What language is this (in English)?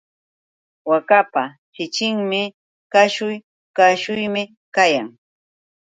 Yauyos Quechua